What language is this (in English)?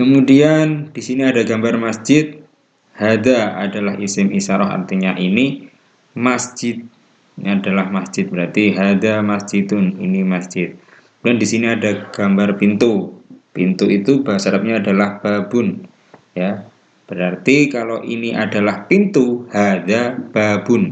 Indonesian